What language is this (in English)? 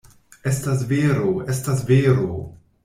Esperanto